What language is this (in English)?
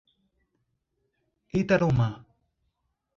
Portuguese